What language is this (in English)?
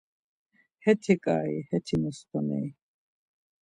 Laz